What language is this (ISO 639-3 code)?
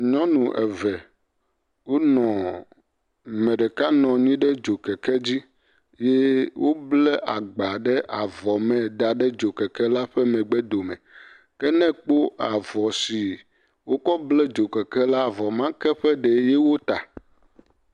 ewe